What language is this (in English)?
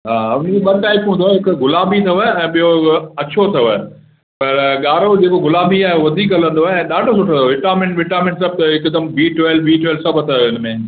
Sindhi